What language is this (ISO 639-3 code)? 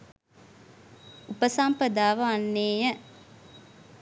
sin